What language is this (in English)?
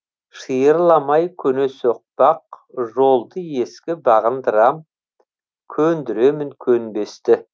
Kazakh